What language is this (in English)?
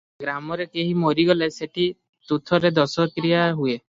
Odia